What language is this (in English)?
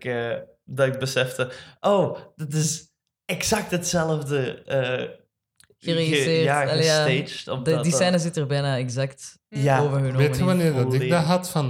Dutch